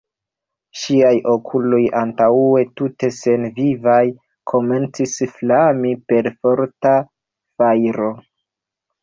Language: Esperanto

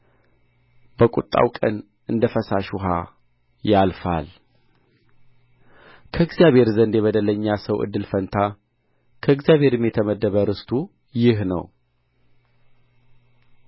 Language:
Amharic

